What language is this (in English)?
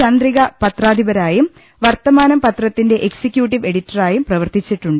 Malayalam